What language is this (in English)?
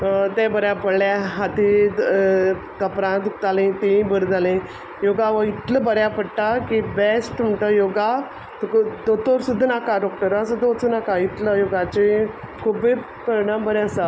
Konkani